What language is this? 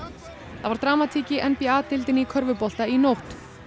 Icelandic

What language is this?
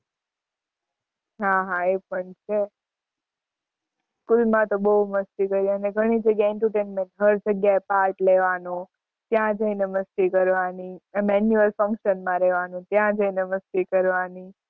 Gujarati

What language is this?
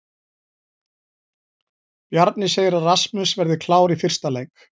Icelandic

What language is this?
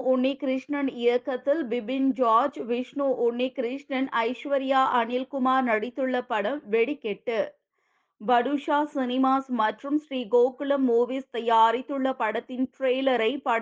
Tamil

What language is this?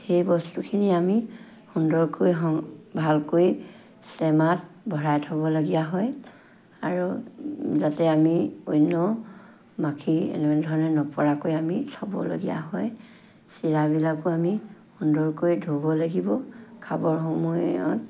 Assamese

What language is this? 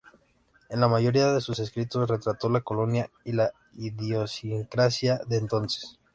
Spanish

